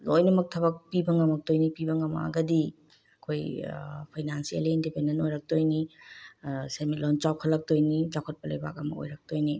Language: Manipuri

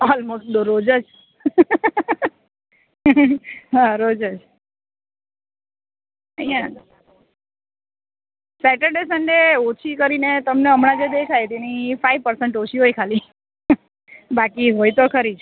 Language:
Gujarati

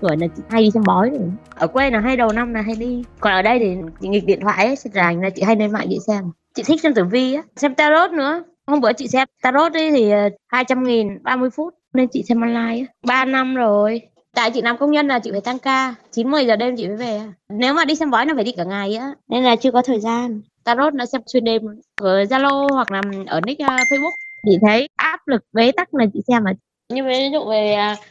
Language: Vietnamese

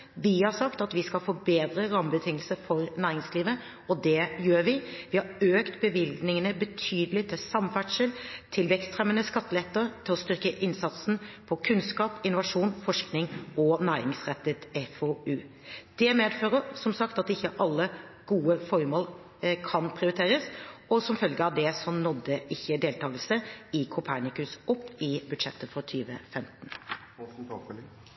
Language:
Norwegian Bokmål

